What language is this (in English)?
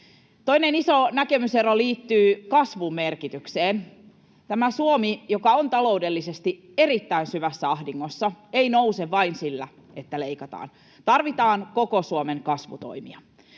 Finnish